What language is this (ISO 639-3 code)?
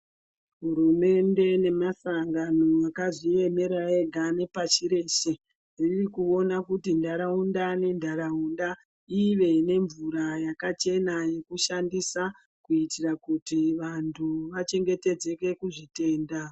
ndc